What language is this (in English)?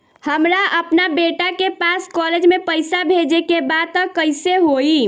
Bhojpuri